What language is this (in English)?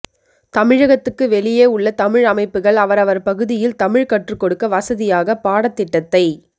Tamil